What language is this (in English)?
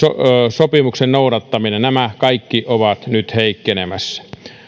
Finnish